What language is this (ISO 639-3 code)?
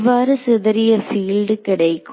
tam